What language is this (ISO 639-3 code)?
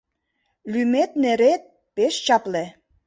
chm